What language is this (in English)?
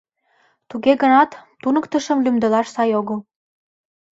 Mari